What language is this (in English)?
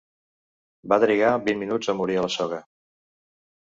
Catalan